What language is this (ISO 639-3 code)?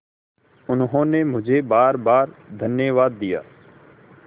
hin